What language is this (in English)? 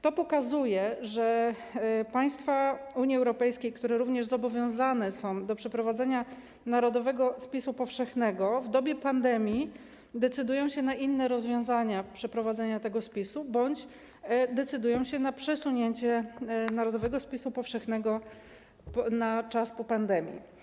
Polish